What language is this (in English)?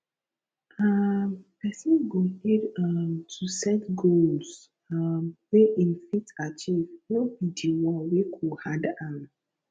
Nigerian Pidgin